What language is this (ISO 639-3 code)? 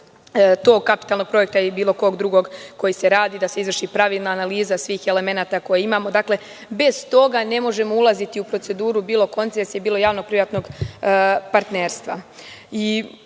srp